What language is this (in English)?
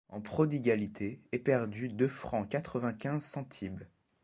French